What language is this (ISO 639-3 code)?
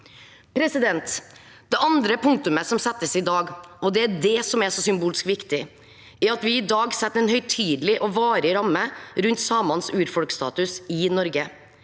nor